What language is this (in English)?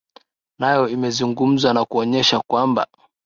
Swahili